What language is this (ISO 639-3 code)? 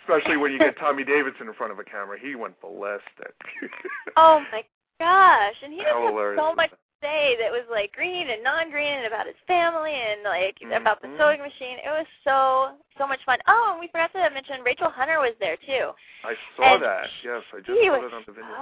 eng